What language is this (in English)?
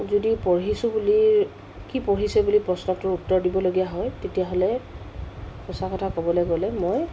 Assamese